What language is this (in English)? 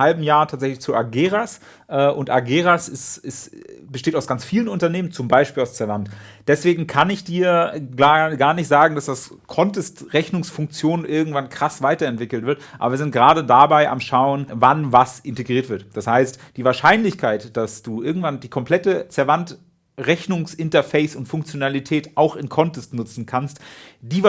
German